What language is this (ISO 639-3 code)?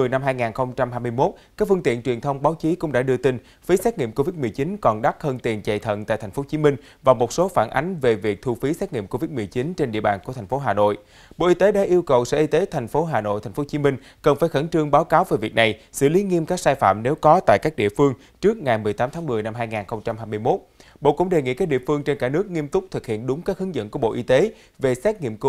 vie